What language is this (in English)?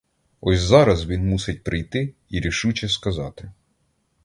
Ukrainian